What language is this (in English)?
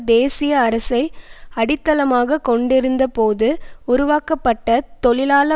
Tamil